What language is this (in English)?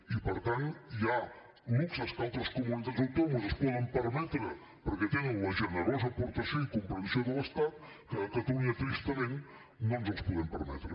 Catalan